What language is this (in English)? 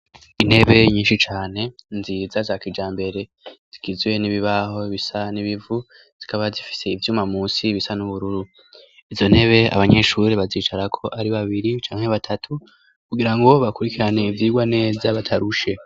Rundi